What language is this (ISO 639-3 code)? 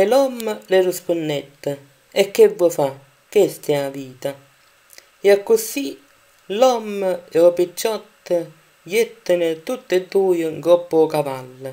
ita